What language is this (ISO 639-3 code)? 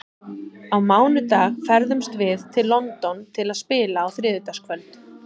isl